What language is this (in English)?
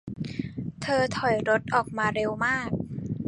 Thai